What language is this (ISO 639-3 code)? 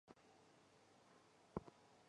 zho